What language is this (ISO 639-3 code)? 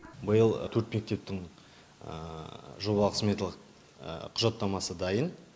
kaz